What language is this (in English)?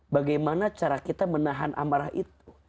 Indonesian